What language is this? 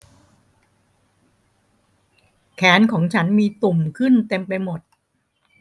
Thai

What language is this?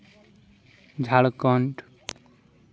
Santali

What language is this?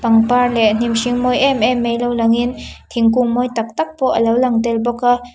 Mizo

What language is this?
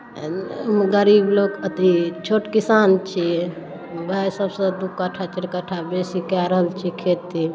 Maithili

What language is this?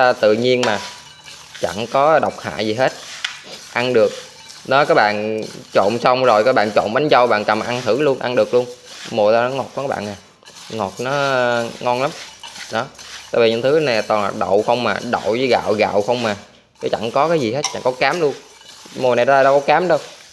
Vietnamese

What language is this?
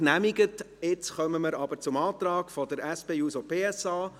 Swiss German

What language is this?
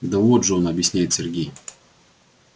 Russian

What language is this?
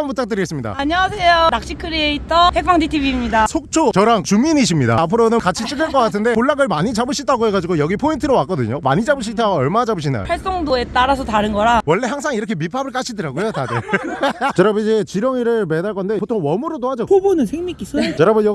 Korean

